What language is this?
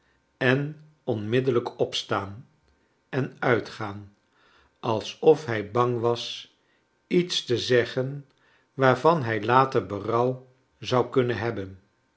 Dutch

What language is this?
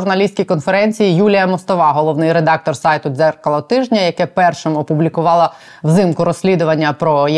Ukrainian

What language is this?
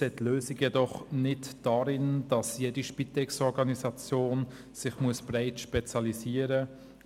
Swiss German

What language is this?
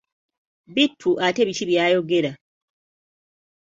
Ganda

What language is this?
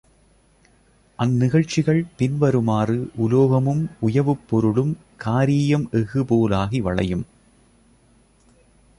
Tamil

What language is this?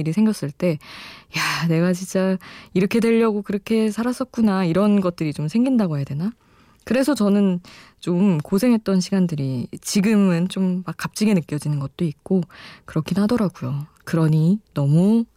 Korean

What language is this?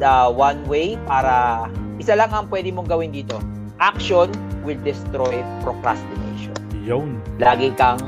Filipino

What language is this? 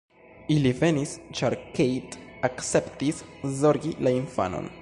Esperanto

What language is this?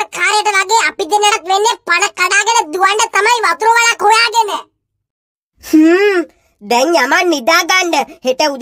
Thai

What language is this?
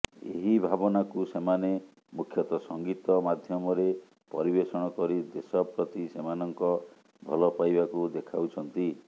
Odia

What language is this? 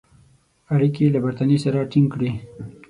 Pashto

